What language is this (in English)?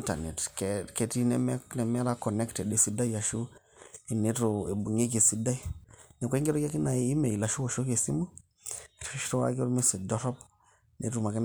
Masai